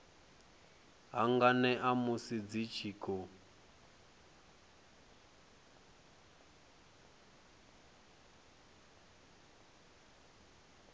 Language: Venda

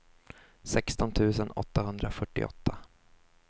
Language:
Swedish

